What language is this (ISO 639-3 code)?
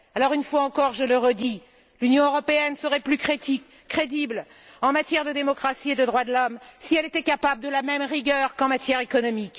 fra